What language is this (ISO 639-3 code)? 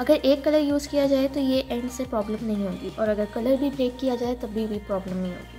hin